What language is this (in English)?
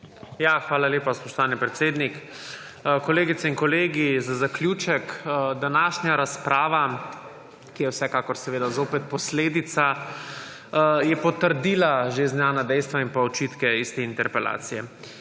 Slovenian